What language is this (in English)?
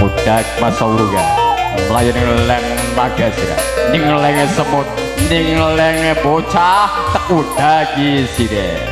Indonesian